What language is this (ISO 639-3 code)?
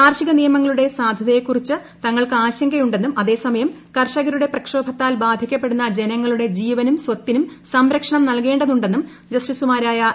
mal